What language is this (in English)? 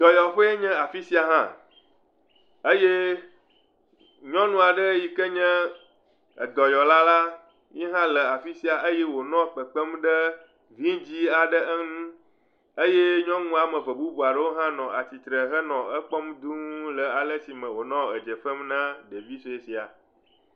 Ewe